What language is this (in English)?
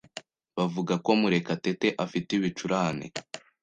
Kinyarwanda